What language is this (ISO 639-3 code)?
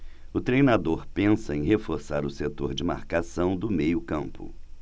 por